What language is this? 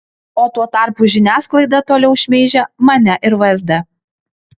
Lithuanian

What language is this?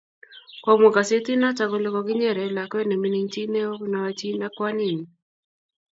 Kalenjin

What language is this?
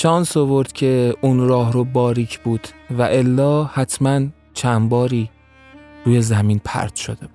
Persian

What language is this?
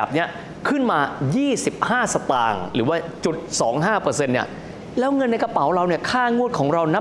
Thai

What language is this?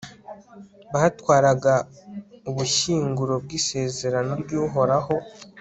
Kinyarwanda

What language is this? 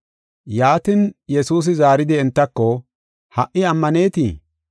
Gofa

